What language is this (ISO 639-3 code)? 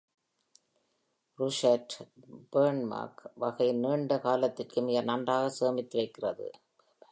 tam